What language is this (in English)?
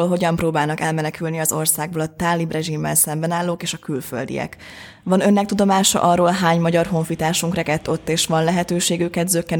Hungarian